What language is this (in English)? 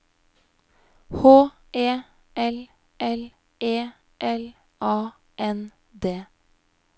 Norwegian